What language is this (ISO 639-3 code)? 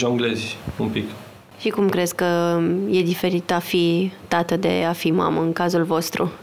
ron